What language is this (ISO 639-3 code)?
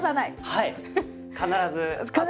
jpn